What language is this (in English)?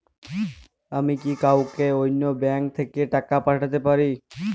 Bangla